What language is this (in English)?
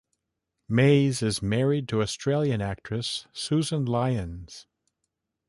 English